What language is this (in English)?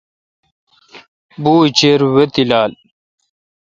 Kalkoti